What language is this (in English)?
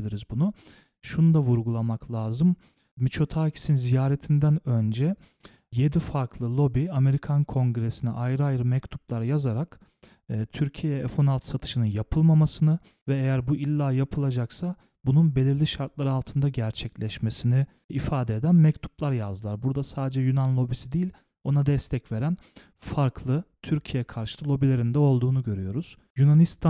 Turkish